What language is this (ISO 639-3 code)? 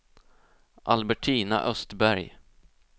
swe